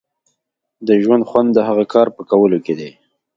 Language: Pashto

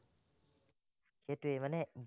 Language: Assamese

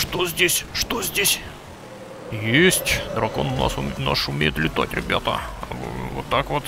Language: Russian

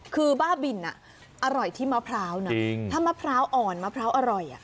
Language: Thai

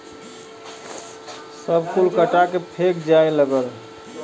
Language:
Bhojpuri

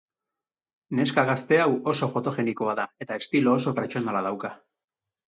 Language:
Basque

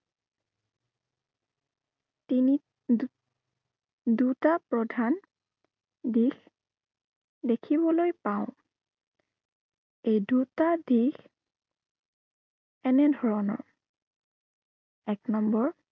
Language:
Assamese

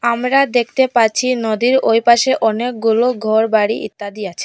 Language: Bangla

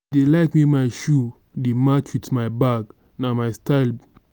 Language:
Nigerian Pidgin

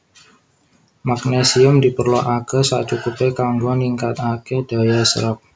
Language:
Javanese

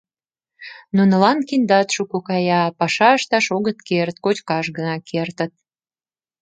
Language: Mari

